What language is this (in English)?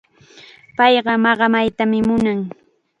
Chiquián Ancash Quechua